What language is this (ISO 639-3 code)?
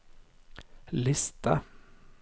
nor